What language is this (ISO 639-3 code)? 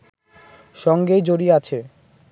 ben